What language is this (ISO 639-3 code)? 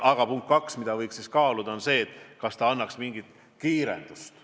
est